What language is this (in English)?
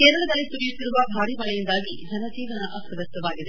Kannada